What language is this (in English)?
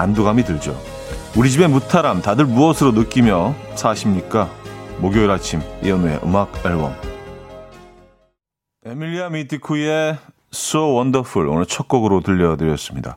Korean